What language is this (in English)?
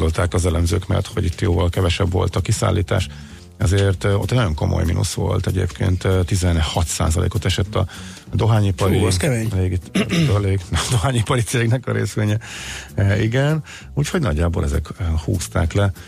Hungarian